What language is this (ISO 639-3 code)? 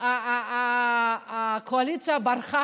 heb